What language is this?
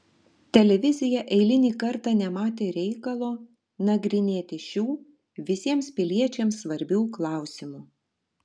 Lithuanian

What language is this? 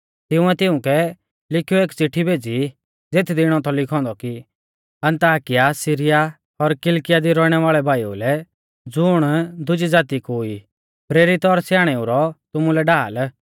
Mahasu Pahari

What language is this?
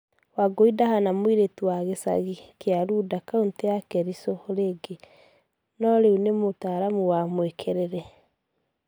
Kikuyu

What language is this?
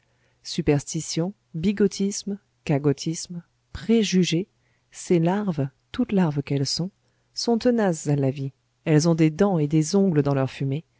French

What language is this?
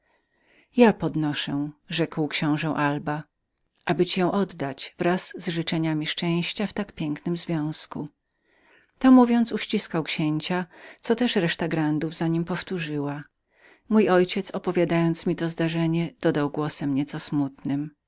Polish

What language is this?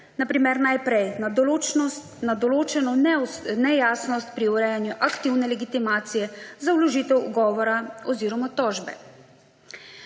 Slovenian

